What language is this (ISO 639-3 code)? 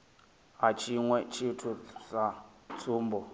ven